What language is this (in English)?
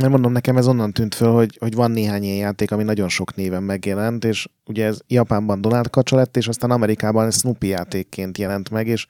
Hungarian